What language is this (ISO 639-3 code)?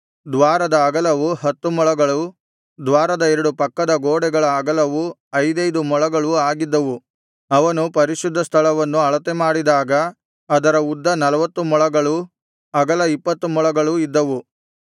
kan